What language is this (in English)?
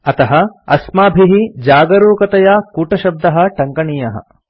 Sanskrit